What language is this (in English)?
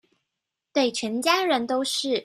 Chinese